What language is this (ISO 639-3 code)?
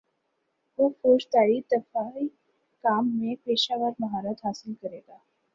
urd